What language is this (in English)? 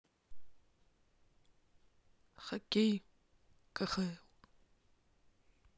Russian